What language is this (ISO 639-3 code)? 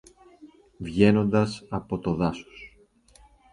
ell